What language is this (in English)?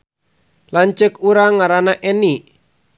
Sundanese